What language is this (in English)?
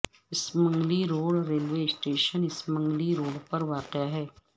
Urdu